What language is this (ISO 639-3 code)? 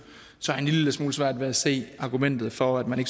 dan